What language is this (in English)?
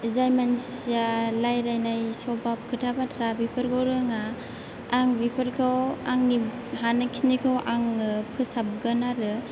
Bodo